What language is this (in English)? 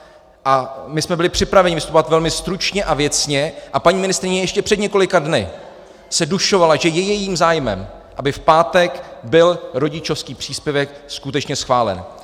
Czech